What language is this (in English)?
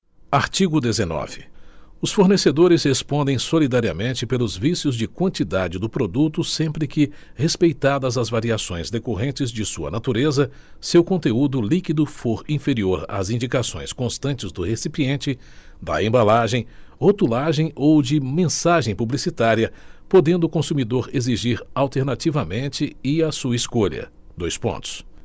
Portuguese